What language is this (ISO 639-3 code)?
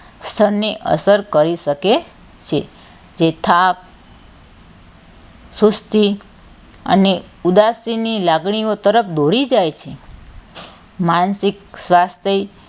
guj